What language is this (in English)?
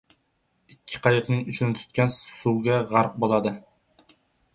Uzbek